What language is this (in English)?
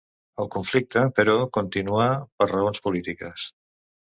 Catalan